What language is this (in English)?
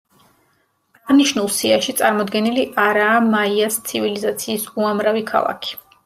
Georgian